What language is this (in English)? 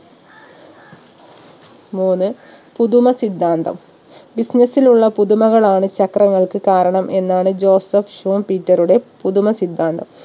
Malayalam